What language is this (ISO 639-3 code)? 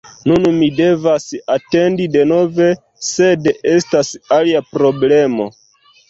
epo